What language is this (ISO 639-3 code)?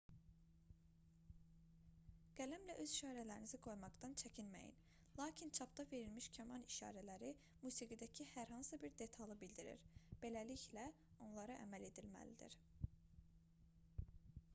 aze